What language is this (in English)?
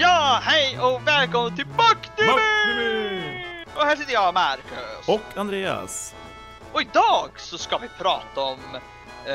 Swedish